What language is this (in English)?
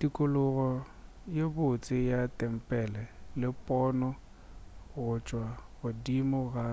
Northern Sotho